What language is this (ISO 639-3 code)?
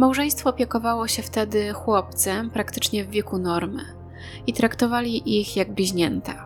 pol